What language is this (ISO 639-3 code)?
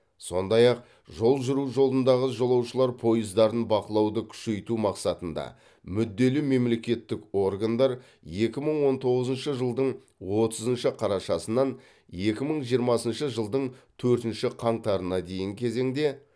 kaz